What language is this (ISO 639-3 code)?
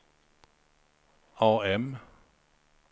swe